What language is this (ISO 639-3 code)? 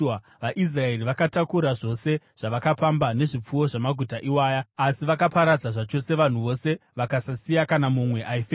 sna